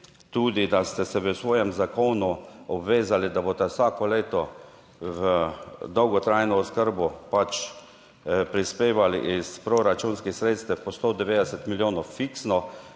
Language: Slovenian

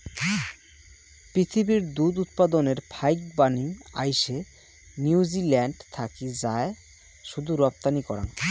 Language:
Bangla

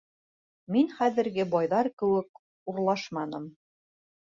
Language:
Bashkir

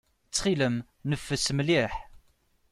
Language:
Kabyle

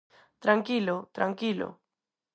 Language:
Galician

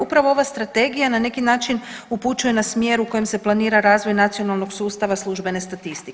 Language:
Croatian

